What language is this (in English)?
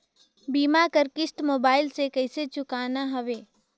Chhattisgarhi